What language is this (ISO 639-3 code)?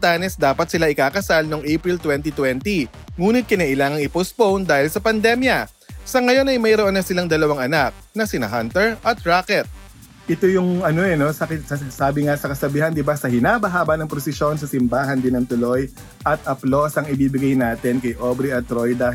fil